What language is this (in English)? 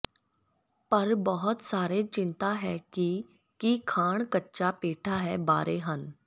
Punjabi